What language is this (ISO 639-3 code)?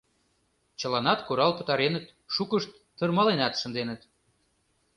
chm